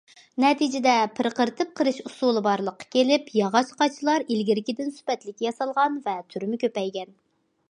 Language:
Uyghur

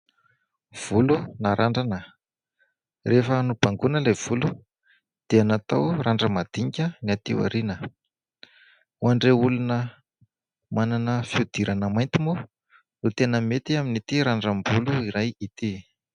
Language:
Malagasy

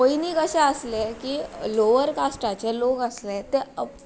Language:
Konkani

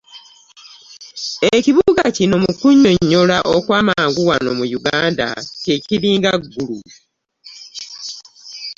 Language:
Ganda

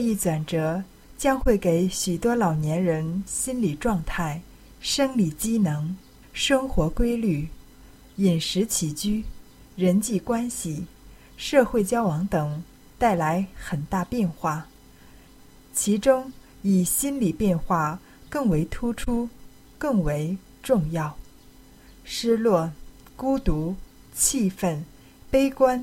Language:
Chinese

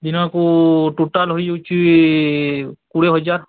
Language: Odia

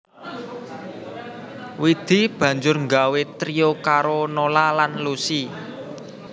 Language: Javanese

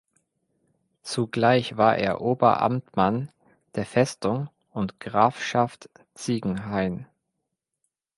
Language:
German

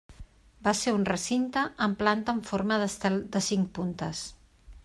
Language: Catalan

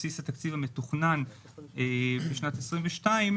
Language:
Hebrew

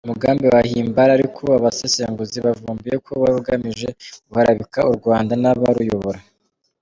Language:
Kinyarwanda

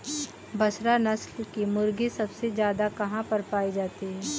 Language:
Hindi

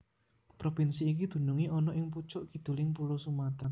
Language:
Javanese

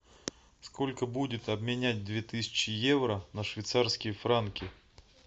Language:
Russian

